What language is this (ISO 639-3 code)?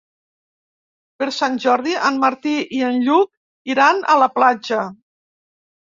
cat